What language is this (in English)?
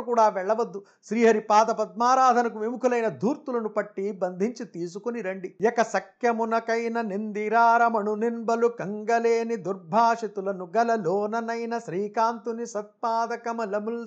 Telugu